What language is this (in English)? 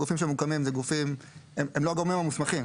Hebrew